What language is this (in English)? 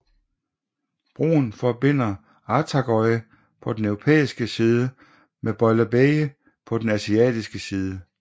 Danish